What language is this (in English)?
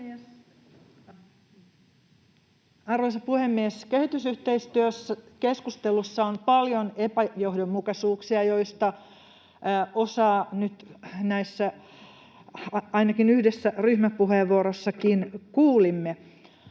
Finnish